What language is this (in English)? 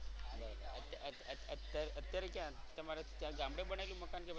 Gujarati